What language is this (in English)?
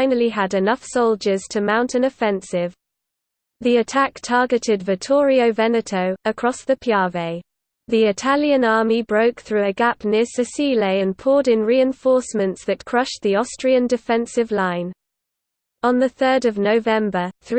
English